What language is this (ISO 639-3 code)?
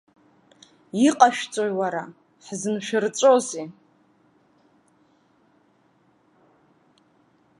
abk